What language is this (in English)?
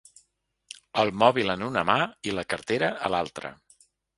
Catalan